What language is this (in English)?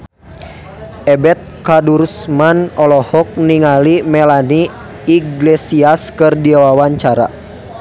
Sundanese